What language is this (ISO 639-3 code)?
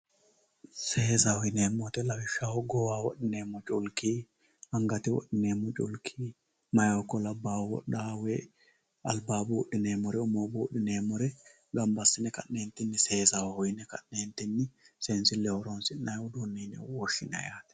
sid